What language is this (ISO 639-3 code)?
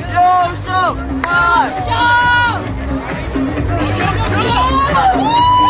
kor